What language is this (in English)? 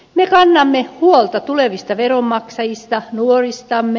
Finnish